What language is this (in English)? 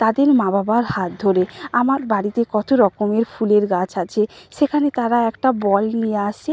Bangla